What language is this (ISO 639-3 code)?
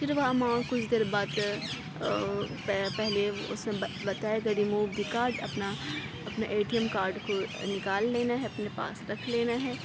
urd